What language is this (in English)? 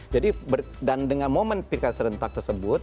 Indonesian